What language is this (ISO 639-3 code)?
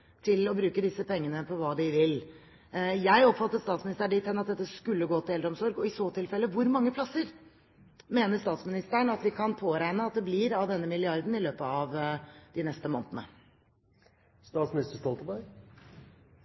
nob